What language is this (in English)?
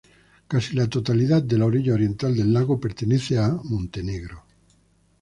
Spanish